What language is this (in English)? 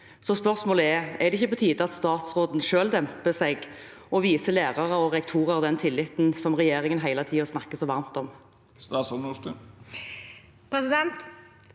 Norwegian